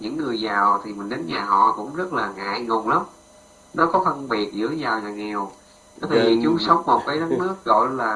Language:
Vietnamese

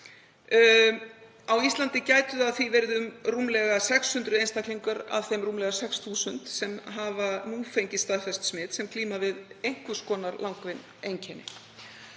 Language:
Icelandic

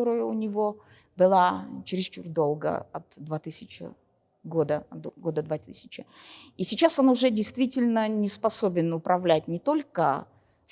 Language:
Russian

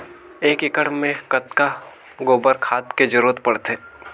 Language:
Chhattisgarhi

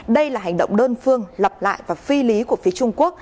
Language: Vietnamese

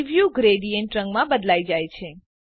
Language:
Gujarati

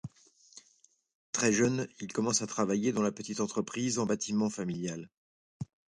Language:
French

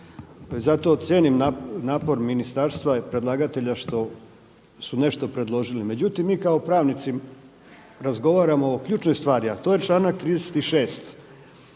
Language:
Croatian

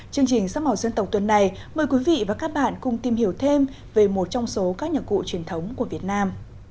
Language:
Vietnamese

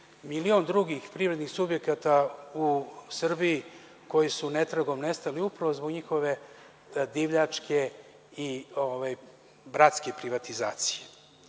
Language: Serbian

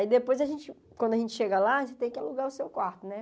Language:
Portuguese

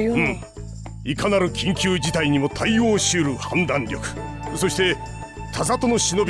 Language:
Japanese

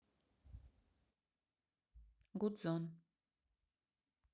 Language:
Russian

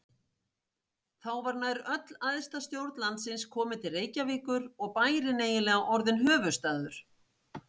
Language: Icelandic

